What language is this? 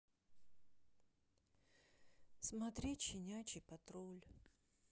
Russian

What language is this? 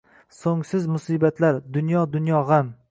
Uzbek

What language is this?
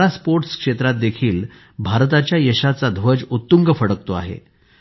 Marathi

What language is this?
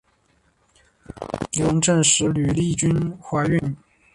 Chinese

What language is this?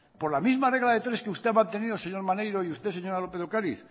Spanish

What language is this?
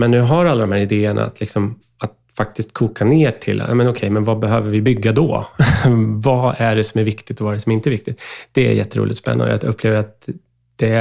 Swedish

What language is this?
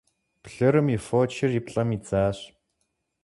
Kabardian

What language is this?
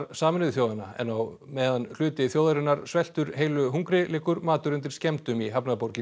Icelandic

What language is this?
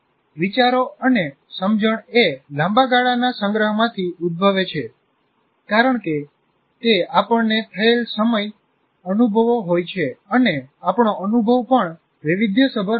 Gujarati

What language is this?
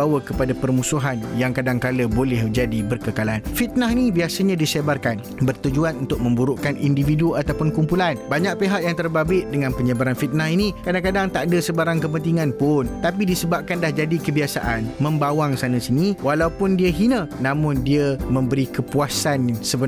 Malay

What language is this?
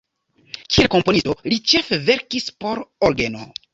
Esperanto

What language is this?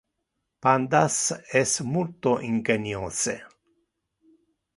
Interlingua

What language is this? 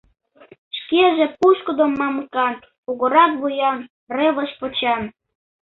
Mari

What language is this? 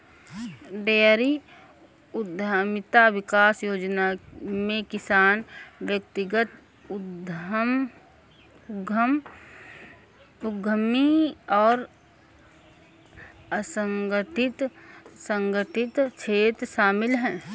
Hindi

